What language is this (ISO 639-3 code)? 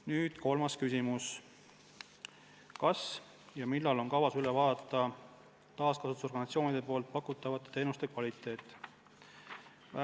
est